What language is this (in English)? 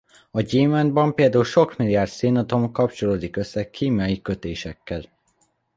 Hungarian